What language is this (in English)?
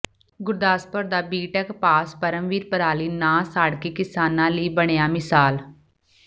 Punjabi